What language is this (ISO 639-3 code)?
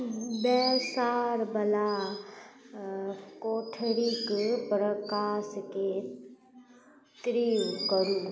mai